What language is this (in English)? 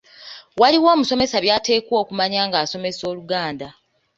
Ganda